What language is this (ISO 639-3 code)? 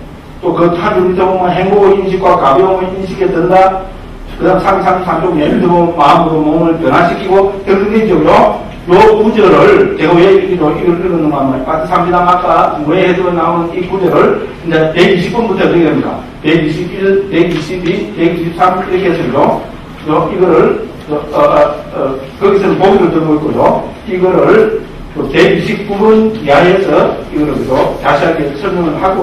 kor